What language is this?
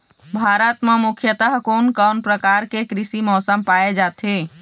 Chhattisgarhi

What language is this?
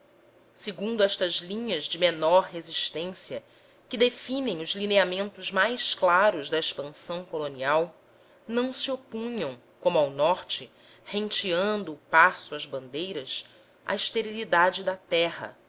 Portuguese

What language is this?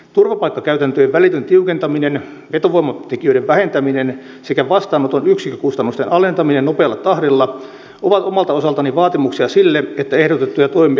Finnish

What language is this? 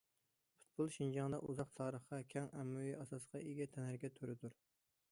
Uyghur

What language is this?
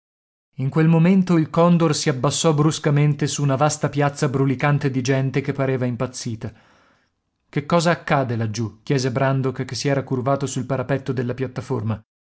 Italian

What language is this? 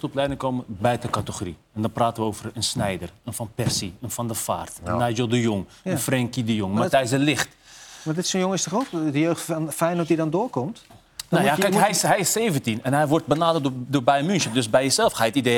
Dutch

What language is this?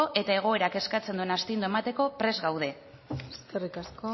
Basque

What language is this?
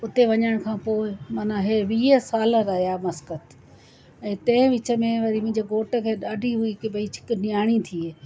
Sindhi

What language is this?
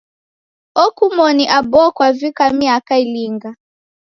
Taita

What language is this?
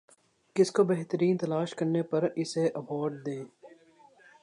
Urdu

